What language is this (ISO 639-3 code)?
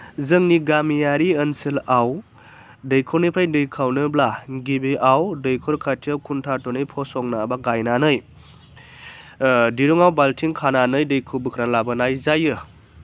brx